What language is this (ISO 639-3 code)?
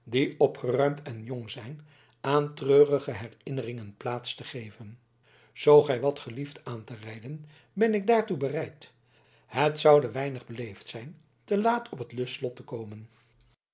nld